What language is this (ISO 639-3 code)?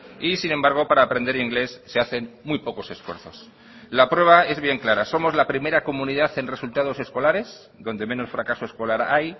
spa